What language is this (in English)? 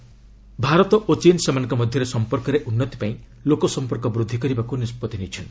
Odia